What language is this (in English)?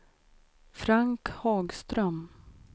Swedish